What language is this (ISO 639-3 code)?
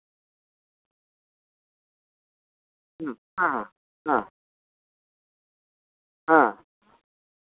sat